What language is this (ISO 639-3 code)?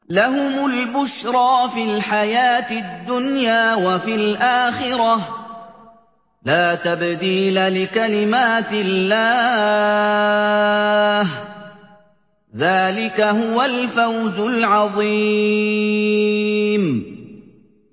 ara